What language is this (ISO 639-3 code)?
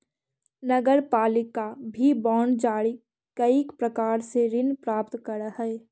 mag